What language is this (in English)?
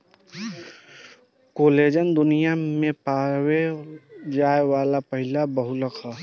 Bhojpuri